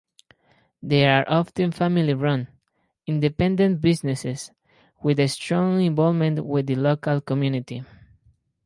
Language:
English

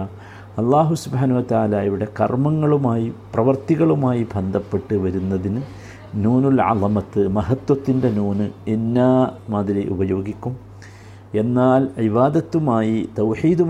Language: Malayalam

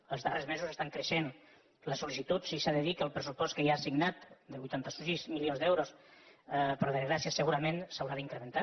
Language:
Catalan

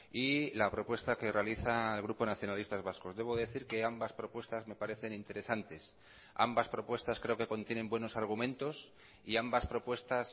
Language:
Spanish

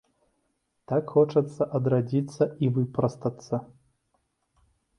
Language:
Belarusian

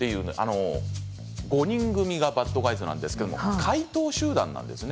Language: Japanese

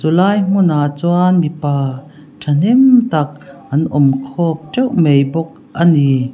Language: Mizo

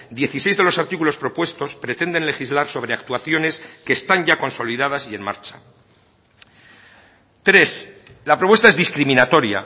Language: Spanish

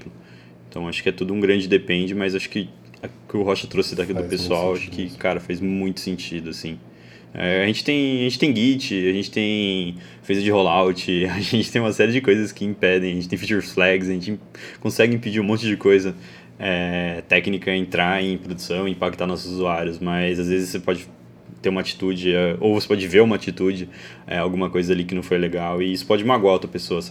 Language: Portuguese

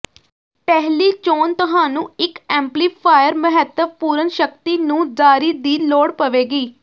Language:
Punjabi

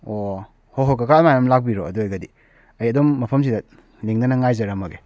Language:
Manipuri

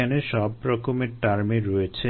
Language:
Bangla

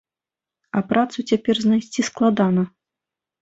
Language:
Belarusian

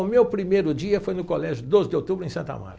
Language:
Portuguese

